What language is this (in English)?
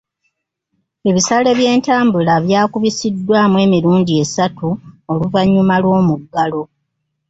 Ganda